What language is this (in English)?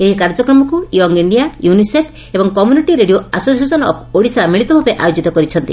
Odia